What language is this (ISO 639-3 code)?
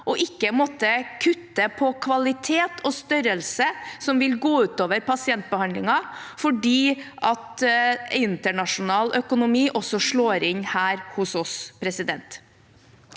nor